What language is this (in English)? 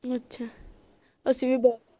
Punjabi